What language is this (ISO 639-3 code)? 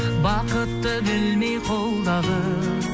kaz